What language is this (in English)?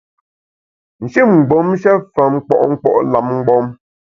Bamun